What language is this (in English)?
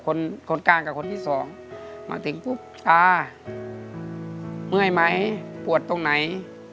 Thai